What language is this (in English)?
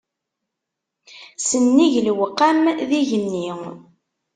Kabyle